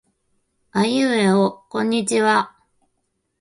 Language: Japanese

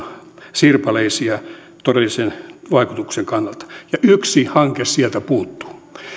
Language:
Finnish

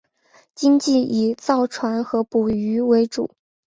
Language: Chinese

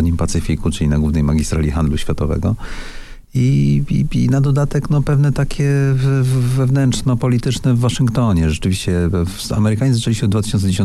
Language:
Polish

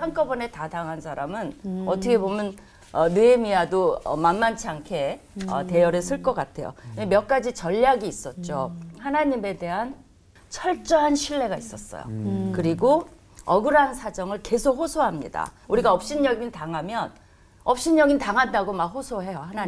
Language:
Korean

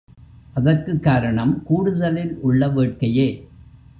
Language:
Tamil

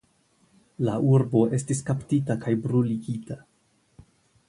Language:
Esperanto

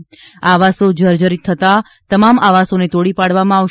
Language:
Gujarati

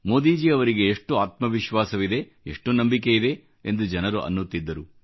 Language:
Kannada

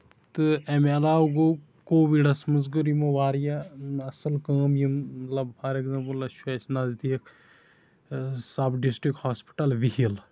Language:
Kashmiri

